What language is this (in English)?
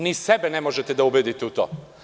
Serbian